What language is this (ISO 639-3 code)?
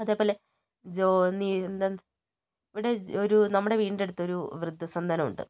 mal